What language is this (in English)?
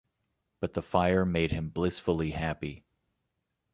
English